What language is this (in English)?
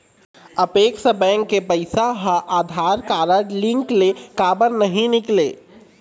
Chhattisgarhi